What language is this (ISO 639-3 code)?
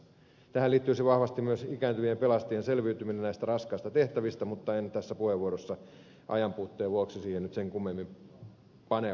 fin